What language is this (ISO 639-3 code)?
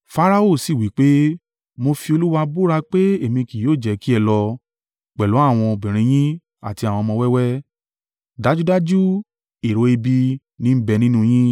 yor